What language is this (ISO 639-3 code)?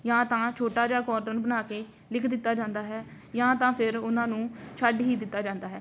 pan